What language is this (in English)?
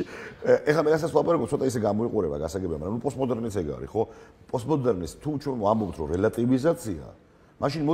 Romanian